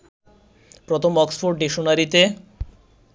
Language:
Bangla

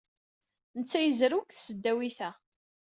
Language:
Kabyle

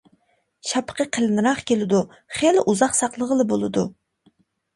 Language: Uyghur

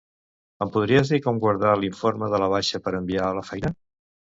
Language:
Catalan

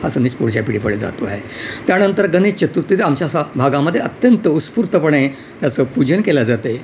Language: Marathi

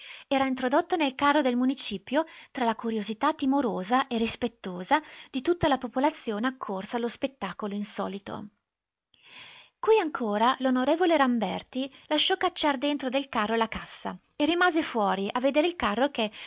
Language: Italian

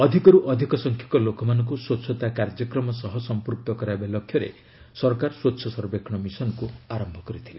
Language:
Odia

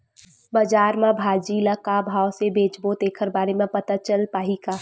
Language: Chhattisgarhi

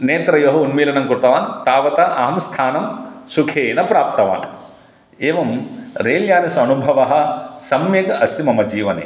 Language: Sanskrit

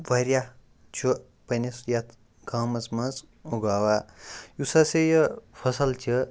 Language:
Kashmiri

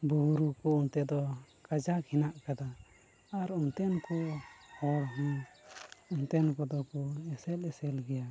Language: Santali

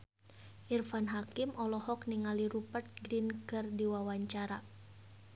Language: Sundanese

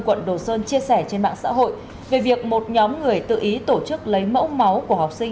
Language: Vietnamese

